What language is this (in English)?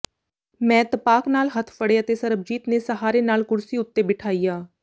Punjabi